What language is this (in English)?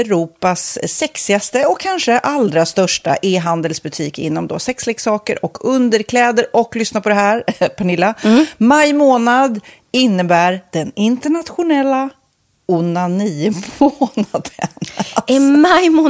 Swedish